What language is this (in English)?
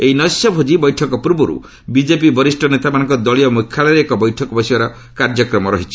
Odia